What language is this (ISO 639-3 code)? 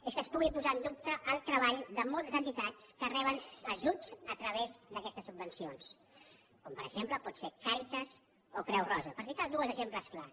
cat